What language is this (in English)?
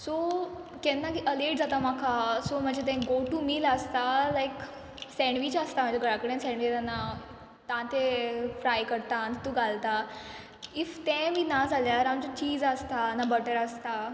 Konkani